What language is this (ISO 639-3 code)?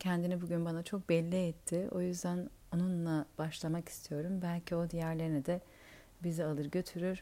tur